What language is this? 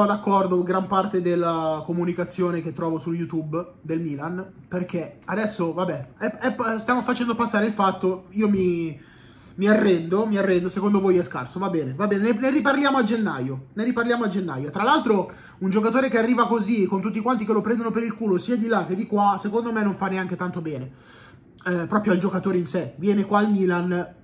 Italian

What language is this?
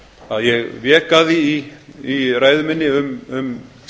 Icelandic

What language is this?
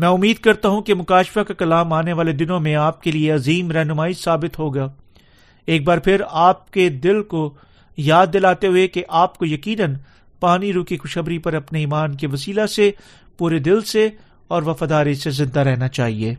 Urdu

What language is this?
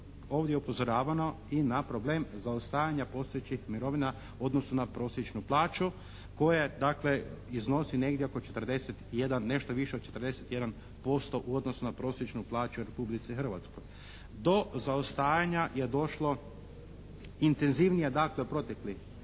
Croatian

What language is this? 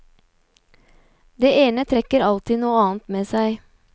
Norwegian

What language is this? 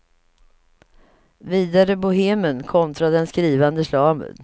Swedish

